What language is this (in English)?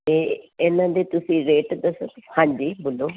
Punjabi